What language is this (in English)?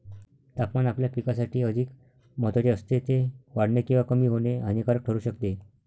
Marathi